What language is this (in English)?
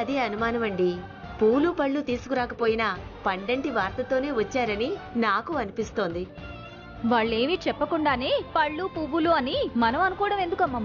Telugu